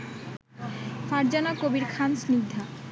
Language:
Bangla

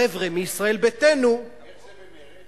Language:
Hebrew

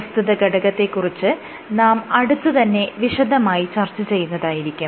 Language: Malayalam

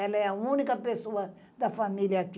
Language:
Portuguese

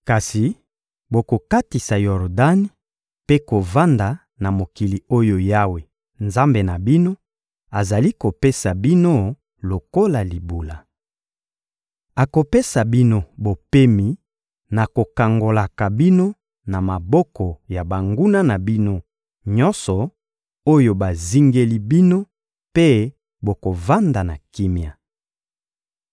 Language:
Lingala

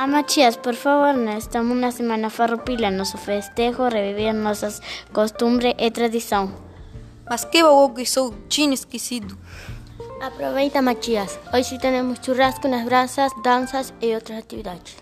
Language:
Portuguese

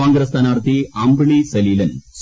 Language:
Malayalam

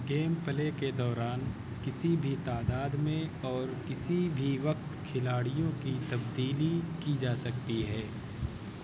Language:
Urdu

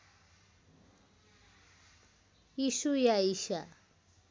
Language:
Nepali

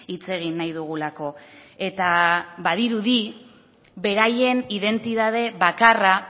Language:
Basque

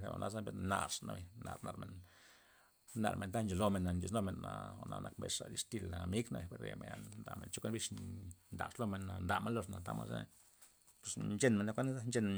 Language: Loxicha Zapotec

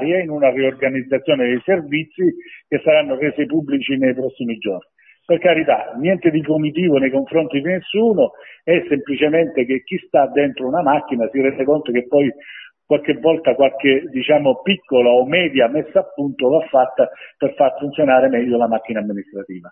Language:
Italian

